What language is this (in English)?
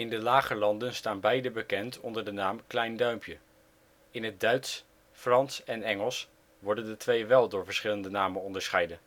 Dutch